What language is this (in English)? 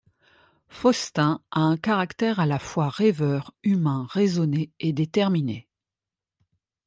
French